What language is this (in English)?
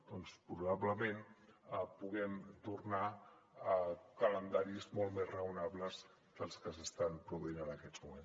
Catalan